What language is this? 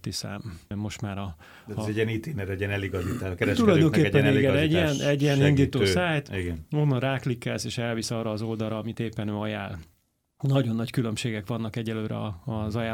Hungarian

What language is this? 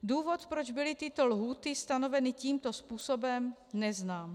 Czech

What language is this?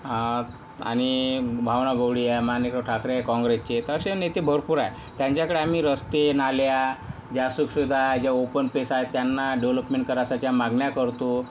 Marathi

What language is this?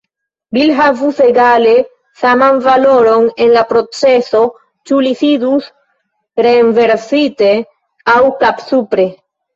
Esperanto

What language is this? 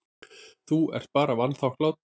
Icelandic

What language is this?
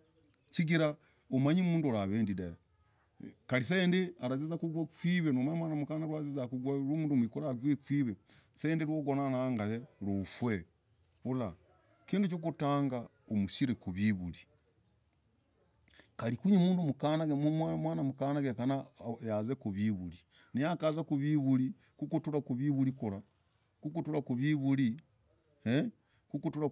Logooli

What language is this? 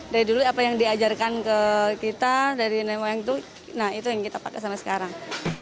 Indonesian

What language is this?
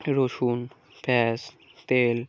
Bangla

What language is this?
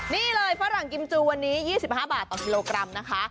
Thai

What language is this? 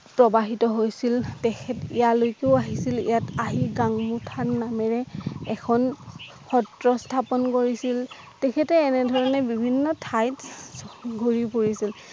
Assamese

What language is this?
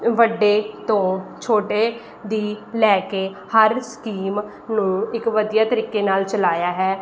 Punjabi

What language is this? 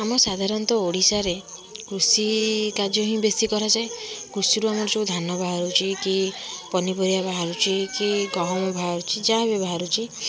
Odia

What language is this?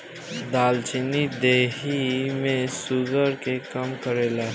Bhojpuri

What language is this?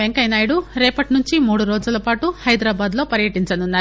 Telugu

